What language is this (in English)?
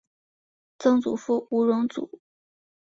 Chinese